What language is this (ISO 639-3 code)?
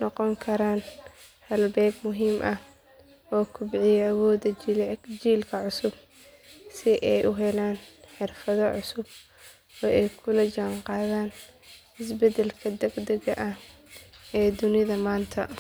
som